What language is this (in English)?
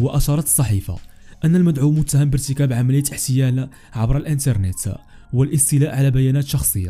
Arabic